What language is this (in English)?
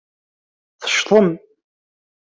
Kabyle